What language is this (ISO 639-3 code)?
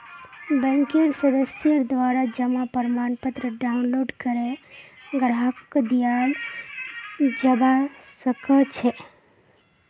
mag